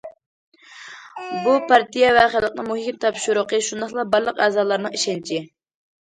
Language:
Uyghur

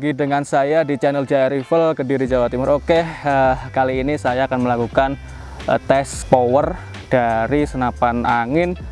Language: Indonesian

